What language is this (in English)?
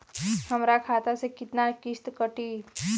Bhojpuri